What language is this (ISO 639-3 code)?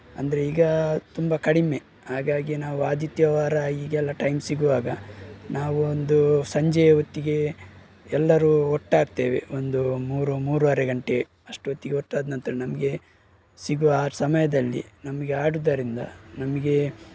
kan